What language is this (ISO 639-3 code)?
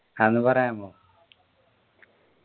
mal